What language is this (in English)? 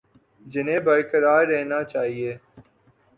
Urdu